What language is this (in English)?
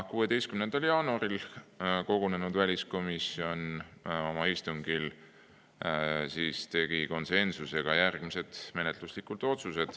Estonian